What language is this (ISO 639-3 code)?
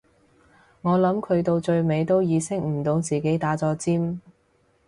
yue